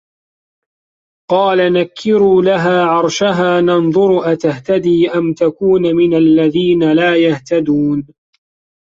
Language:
Arabic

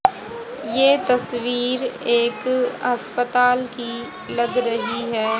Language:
Hindi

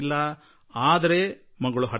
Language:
Kannada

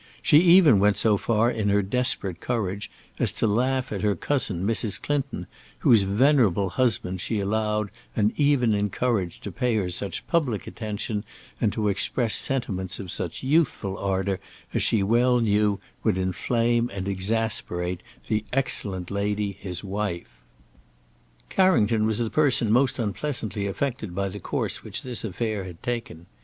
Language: English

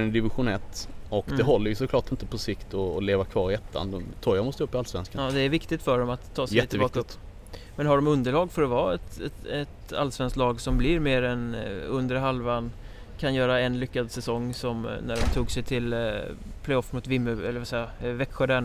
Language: Swedish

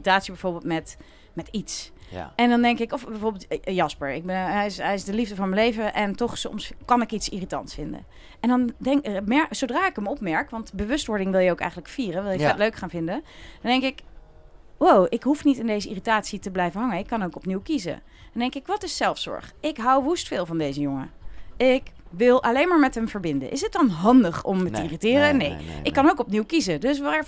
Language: Dutch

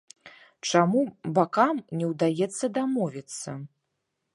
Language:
Belarusian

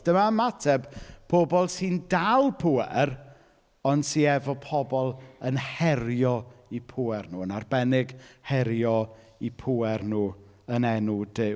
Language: Welsh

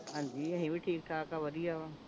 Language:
Punjabi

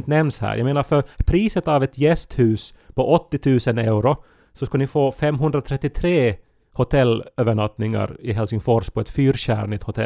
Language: Swedish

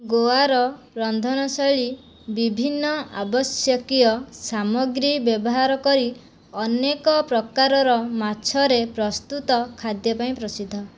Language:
Odia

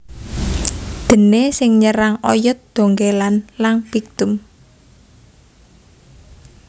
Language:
Javanese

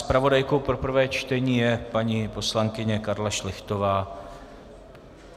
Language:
Czech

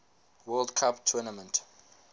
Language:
English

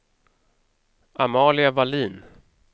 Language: Swedish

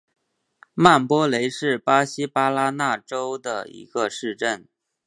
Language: Chinese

